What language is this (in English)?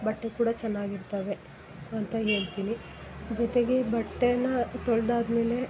Kannada